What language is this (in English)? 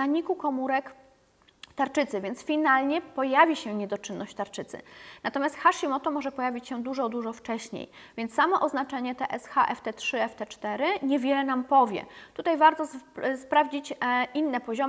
Polish